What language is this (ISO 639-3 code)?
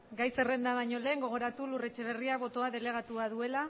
eus